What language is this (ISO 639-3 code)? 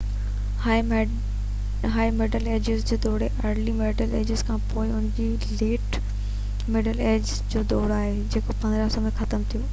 snd